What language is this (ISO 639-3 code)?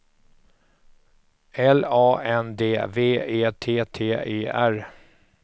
swe